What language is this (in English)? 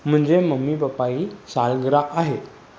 Sindhi